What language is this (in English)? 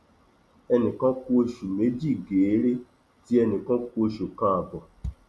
Yoruba